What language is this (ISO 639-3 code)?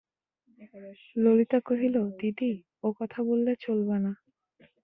ben